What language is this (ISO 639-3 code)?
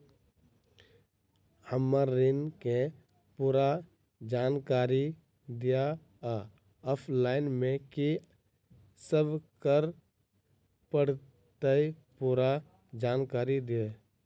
mai